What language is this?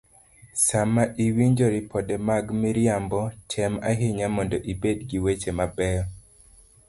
Luo (Kenya and Tanzania)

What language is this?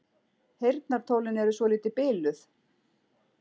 Icelandic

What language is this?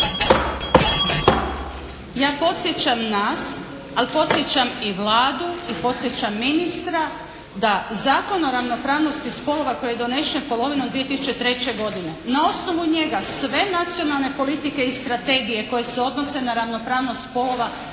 Croatian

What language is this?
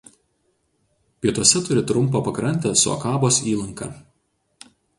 Lithuanian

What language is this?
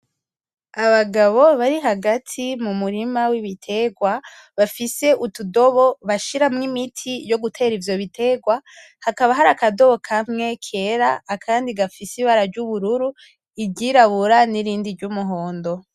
Rundi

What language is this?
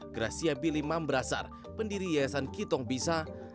Indonesian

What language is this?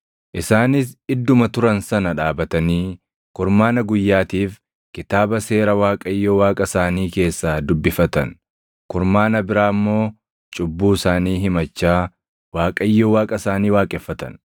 Oromo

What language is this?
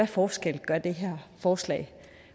Danish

